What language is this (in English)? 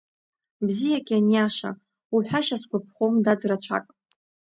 Abkhazian